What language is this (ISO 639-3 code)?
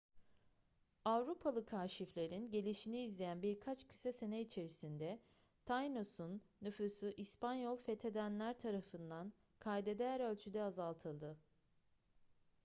tur